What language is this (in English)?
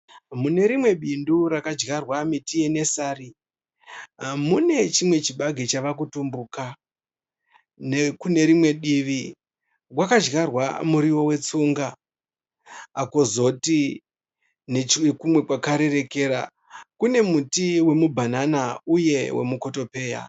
Shona